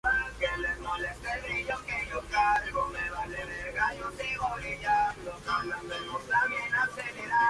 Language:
Spanish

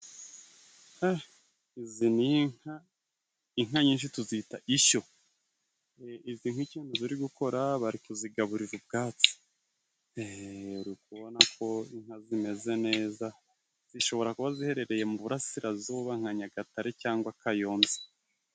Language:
Kinyarwanda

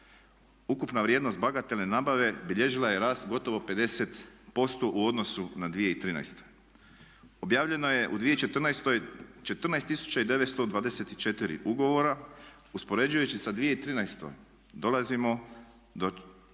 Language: Croatian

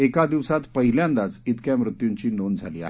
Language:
Marathi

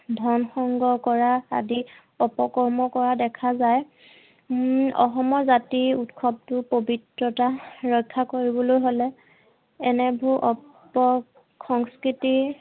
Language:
Assamese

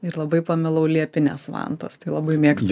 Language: Lithuanian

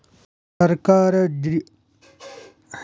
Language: Kannada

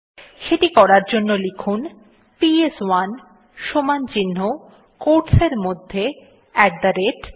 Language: Bangla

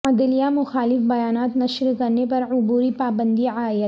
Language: Urdu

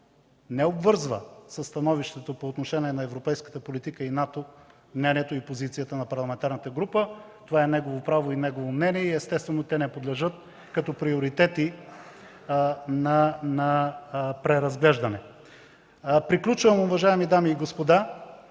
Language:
Bulgarian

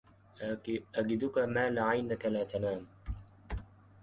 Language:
Arabic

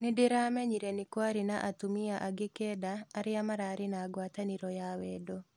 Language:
Kikuyu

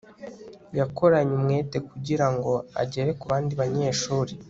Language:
Kinyarwanda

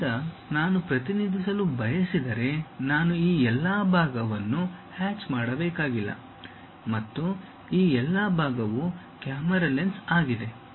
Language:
Kannada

